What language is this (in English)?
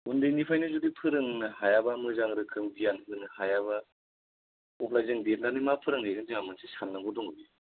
Bodo